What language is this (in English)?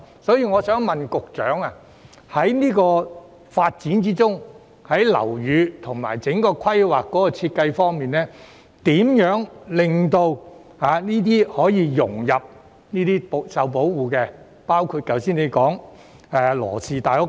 Cantonese